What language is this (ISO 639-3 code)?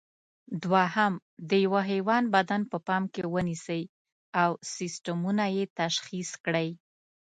pus